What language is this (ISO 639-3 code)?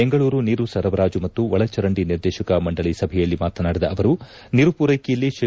kan